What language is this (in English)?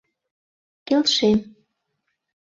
Mari